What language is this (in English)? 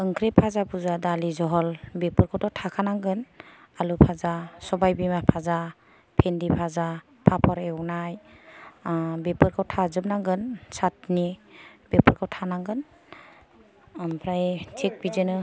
Bodo